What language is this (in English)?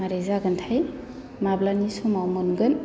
Bodo